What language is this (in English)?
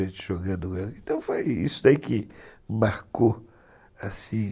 Portuguese